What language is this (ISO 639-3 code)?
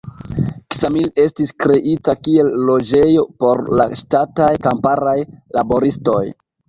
epo